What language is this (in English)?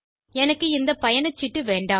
Tamil